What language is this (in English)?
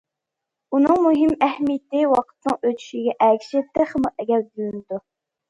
Uyghur